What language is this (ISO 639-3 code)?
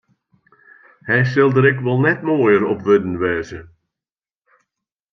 fry